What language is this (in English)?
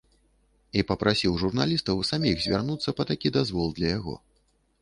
Belarusian